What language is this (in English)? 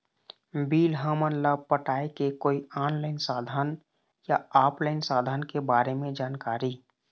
Chhattisgarhi